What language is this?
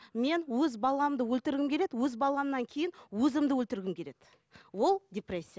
Kazakh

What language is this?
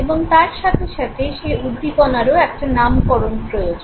Bangla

